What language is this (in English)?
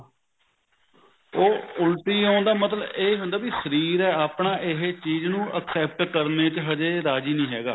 Punjabi